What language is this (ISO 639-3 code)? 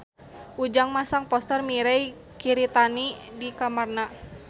sun